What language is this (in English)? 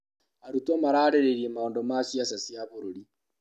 Kikuyu